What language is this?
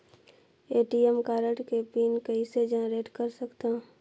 Chhattisgarhi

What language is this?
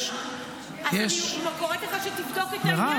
Hebrew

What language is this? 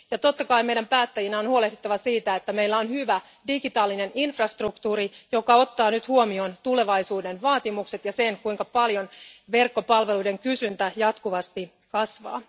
Finnish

